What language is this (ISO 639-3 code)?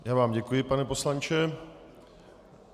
ces